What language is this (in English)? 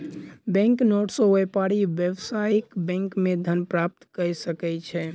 Maithili